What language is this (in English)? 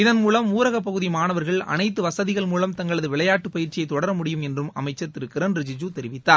Tamil